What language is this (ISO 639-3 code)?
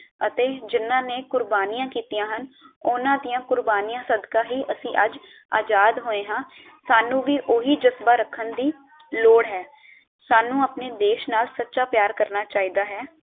pan